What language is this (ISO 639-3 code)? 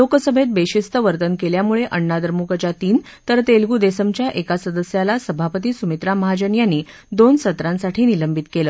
mar